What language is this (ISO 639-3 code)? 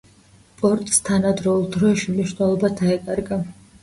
kat